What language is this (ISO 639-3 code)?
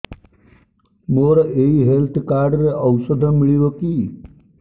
ori